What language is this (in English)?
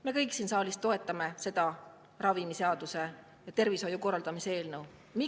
Estonian